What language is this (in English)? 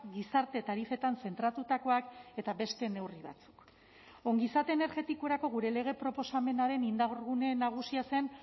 Basque